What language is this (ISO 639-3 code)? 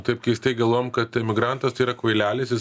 lit